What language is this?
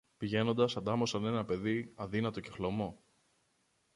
Greek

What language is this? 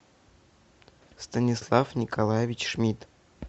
Russian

